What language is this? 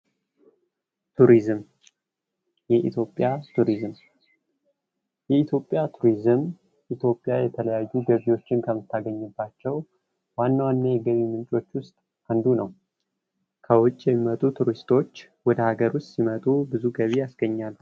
Amharic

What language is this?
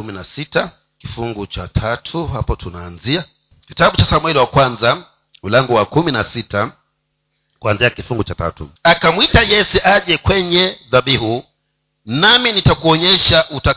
Swahili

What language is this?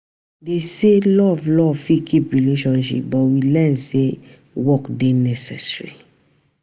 Nigerian Pidgin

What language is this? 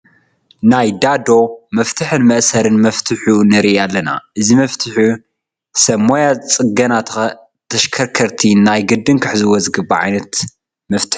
Tigrinya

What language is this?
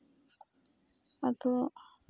Santali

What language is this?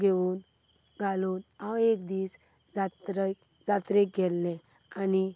Konkani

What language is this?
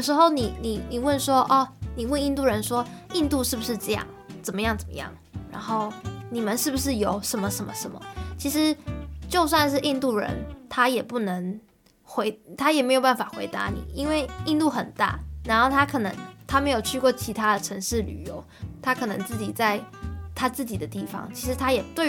Chinese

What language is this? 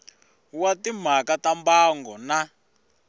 Tsonga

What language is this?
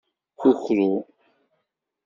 Kabyle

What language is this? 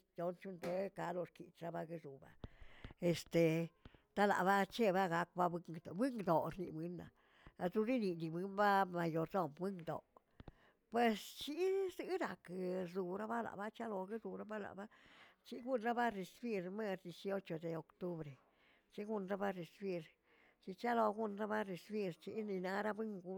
Tilquiapan Zapotec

